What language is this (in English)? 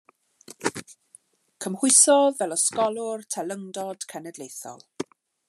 Welsh